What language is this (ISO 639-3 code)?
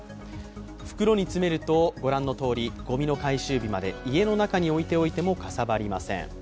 jpn